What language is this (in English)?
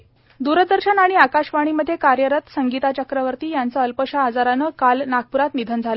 Marathi